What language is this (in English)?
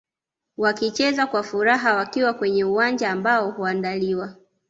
Swahili